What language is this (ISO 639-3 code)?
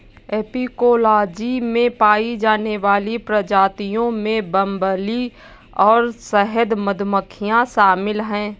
hin